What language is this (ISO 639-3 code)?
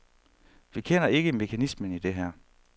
dan